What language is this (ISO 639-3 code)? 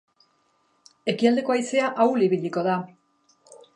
eus